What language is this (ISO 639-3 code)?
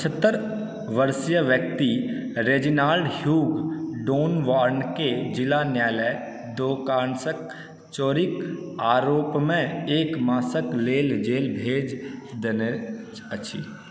mai